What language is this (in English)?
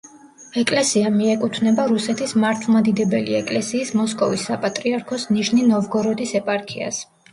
Georgian